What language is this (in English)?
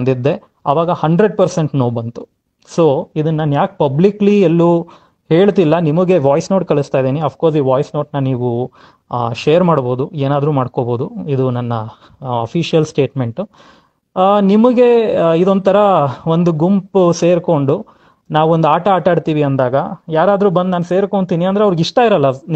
Indonesian